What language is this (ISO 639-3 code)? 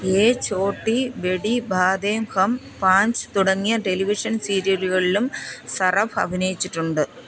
mal